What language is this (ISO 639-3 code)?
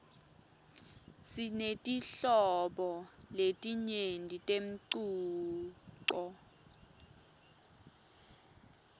ssw